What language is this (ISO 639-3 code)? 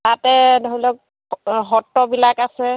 asm